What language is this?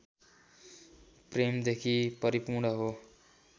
Nepali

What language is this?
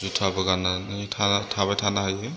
Bodo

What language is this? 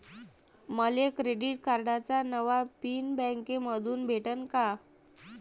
Marathi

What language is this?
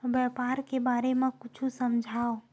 Chhattisgarhi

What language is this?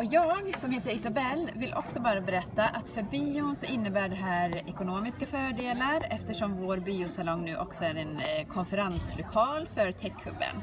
Swedish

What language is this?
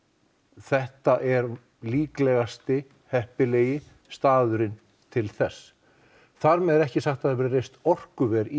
Icelandic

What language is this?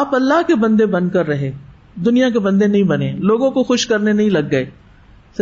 Urdu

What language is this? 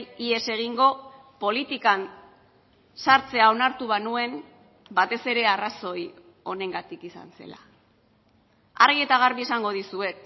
Basque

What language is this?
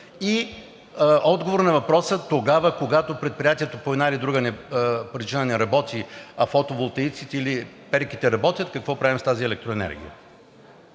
Bulgarian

